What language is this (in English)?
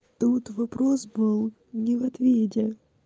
Russian